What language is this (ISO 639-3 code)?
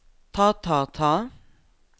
nor